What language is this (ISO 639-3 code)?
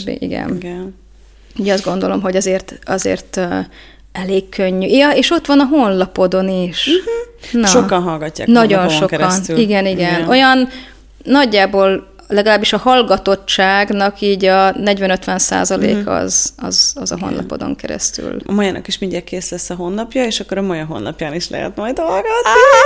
hun